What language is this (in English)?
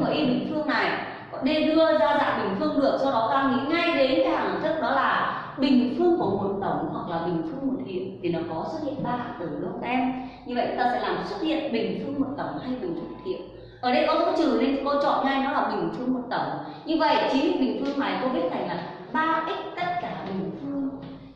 Vietnamese